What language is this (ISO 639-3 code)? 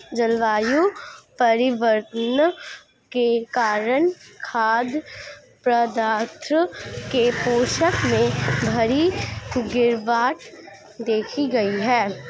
hin